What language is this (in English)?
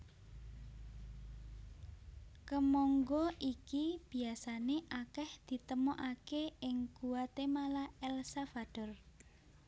Javanese